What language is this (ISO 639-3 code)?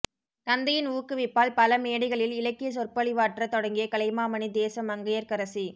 tam